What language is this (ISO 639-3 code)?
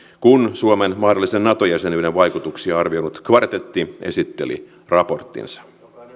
fin